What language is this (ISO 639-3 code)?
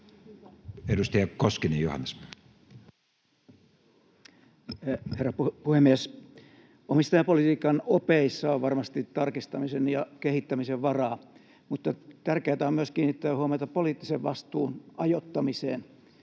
fin